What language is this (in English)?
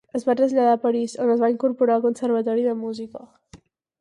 Catalan